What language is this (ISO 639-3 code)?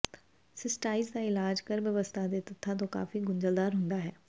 pan